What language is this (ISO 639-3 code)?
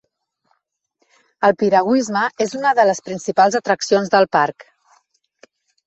cat